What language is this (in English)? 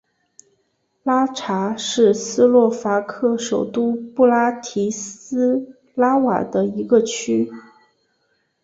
Chinese